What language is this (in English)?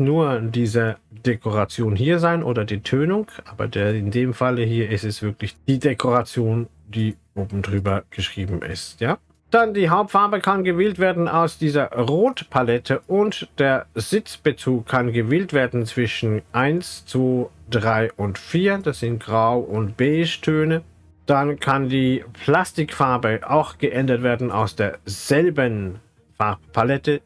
German